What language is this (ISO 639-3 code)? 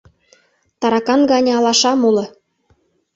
chm